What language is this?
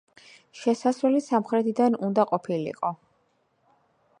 Georgian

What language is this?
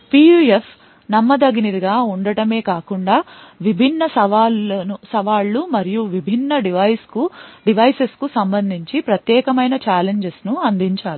Telugu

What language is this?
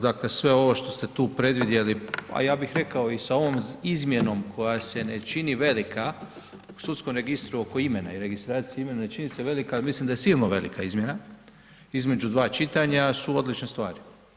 Croatian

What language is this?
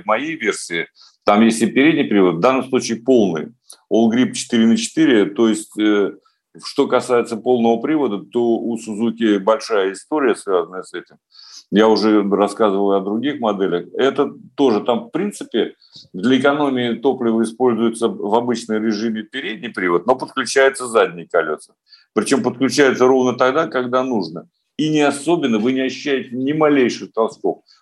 Russian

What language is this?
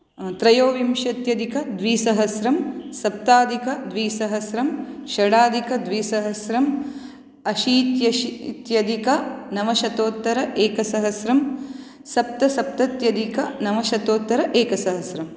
Sanskrit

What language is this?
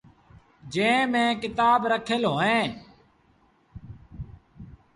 Sindhi Bhil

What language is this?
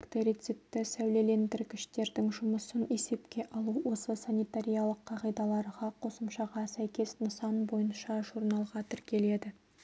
Kazakh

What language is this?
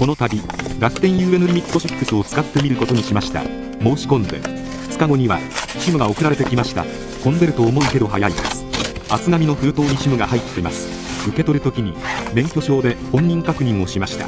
Japanese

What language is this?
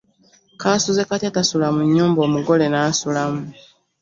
Ganda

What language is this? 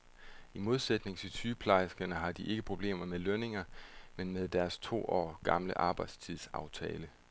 Danish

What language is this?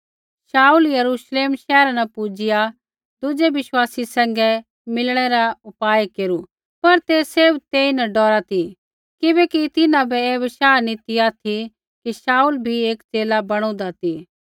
Kullu Pahari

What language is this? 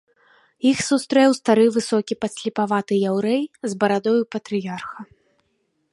Belarusian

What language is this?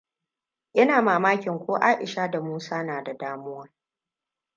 Hausa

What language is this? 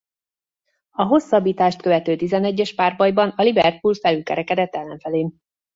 Hungarian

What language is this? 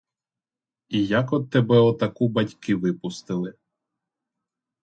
Ukrainian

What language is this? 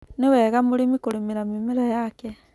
Kikuyu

